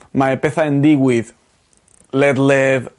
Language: Welsh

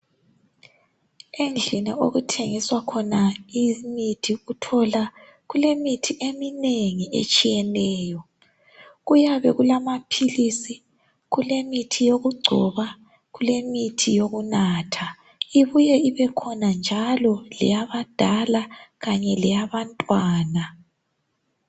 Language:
North Ndebele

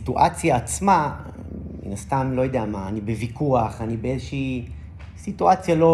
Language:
Hebrew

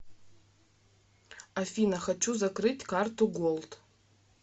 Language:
Russian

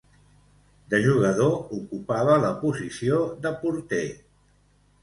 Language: Catalan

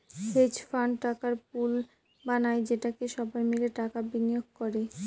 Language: Bangla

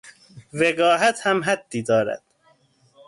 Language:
Persian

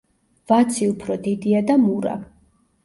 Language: Georgian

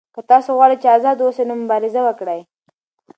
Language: Pashto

